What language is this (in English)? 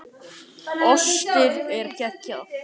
Icelandic